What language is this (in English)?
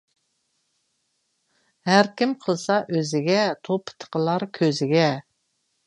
Uyghur